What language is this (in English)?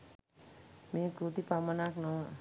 Sinhala